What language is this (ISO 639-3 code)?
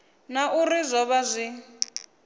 ven